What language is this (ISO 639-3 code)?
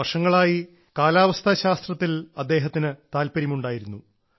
mal